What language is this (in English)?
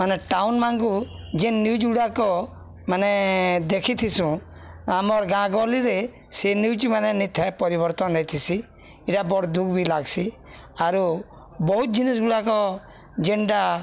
Odia